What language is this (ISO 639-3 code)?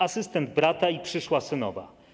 pol